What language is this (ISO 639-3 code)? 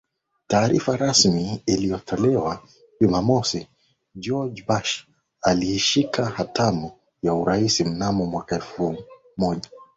swa